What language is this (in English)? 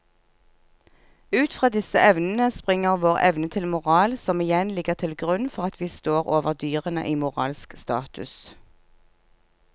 Norwegian